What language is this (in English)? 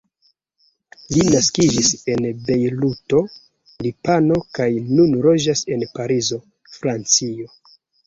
Esperanto